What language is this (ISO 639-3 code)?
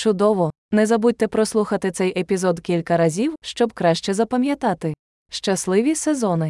ukr